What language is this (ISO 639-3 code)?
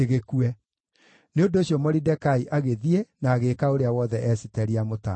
kik